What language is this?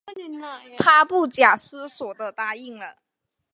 Chinese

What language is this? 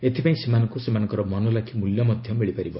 Odia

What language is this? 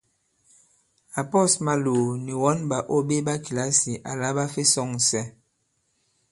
Bankon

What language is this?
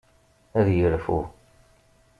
Kabyle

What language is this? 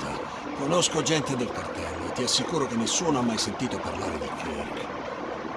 Italian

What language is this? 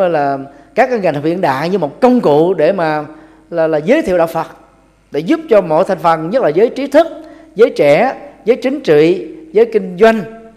Vietnamese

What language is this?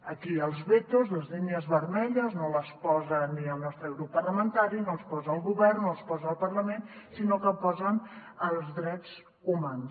Catalan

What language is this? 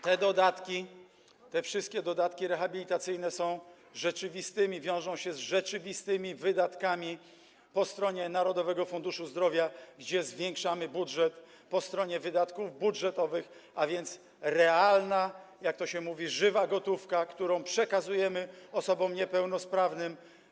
Polish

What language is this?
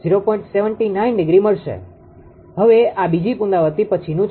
Gujarati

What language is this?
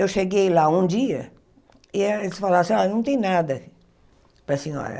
Portuguese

